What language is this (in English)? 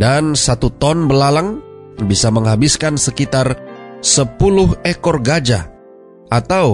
Indonesian